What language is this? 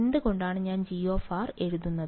Malayalam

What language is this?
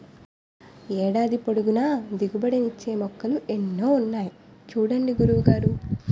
Telugu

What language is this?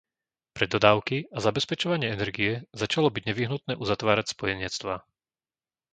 Slovak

